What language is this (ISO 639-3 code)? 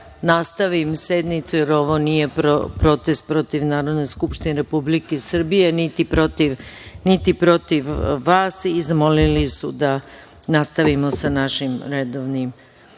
srp